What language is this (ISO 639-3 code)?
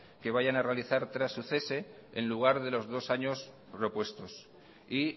spa